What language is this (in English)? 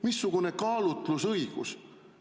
Estonian